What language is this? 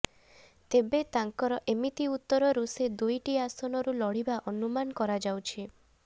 Odia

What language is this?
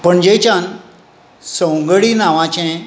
Konkani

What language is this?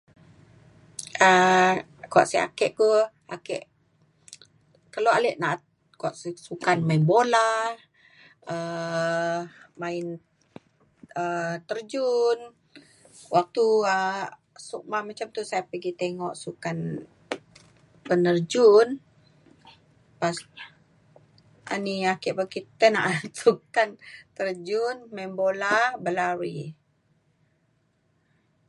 Mainstream Kenyah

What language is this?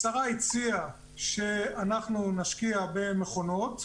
Hebrew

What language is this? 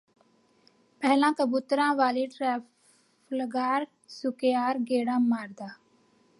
Punjabi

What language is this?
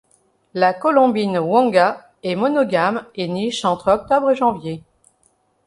French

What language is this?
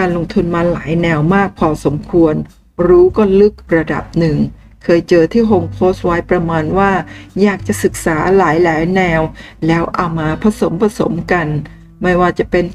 Thai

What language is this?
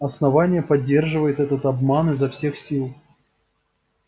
Russian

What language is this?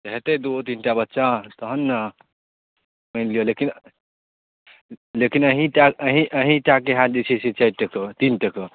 Maithili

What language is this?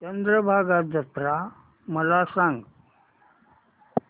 Marathi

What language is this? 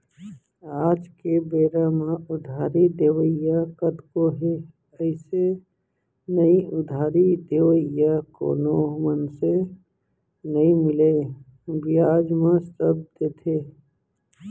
Chhattisgarhi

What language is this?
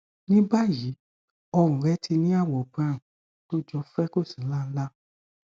Yoruba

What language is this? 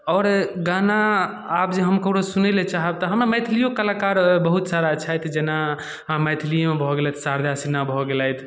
Maithili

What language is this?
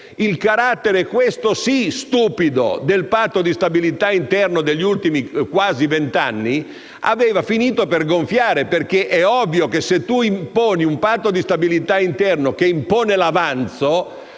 Italian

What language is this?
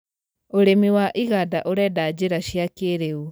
Kikuyu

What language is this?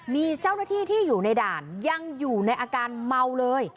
Thai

